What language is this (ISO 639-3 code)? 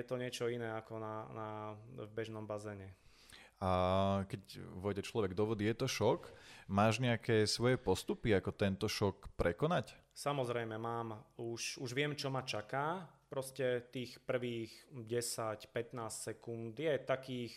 slk